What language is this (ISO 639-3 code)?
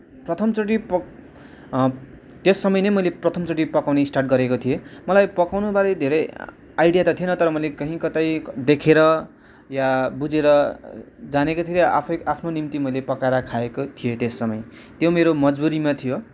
nep